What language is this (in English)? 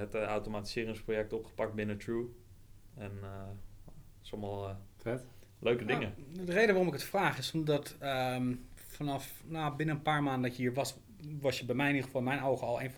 Dutch